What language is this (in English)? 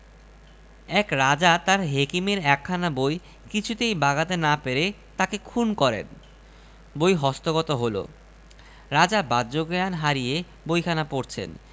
Bangla